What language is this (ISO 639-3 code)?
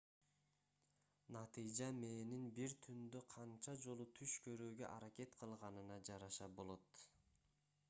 kir